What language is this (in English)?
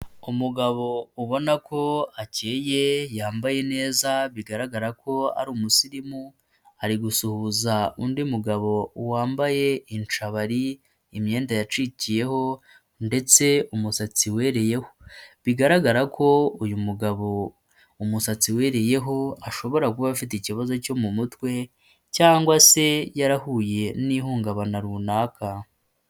Kinyarwanda